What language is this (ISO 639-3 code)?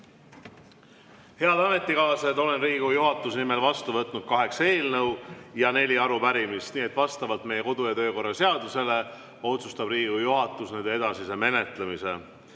est